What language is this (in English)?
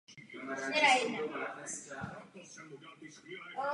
Czech